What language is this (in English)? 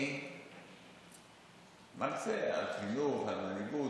Hebrew